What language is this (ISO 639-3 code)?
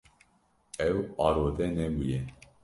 kur